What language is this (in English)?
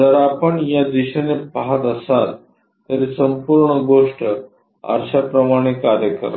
Marathi